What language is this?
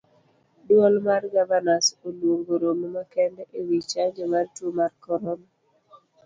Luo (Kenya and Tanzania)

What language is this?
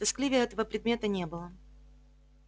Russian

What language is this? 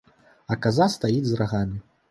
Belarusian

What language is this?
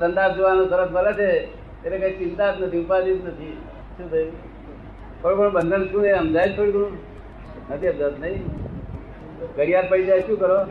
Gujarati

